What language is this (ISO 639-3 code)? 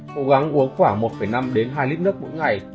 vie